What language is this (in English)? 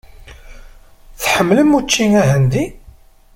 Kabyle